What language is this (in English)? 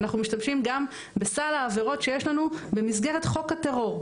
Hebrew